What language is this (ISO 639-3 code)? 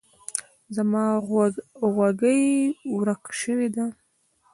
pus